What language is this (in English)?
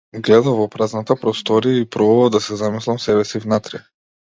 Macedonian